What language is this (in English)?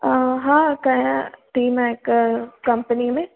Sindhi